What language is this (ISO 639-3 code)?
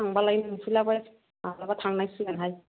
brx